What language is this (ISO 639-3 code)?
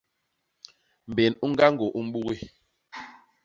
bas